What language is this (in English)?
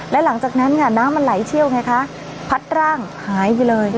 Thai